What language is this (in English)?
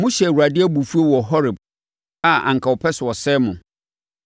Akan